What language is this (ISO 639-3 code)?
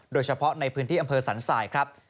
tha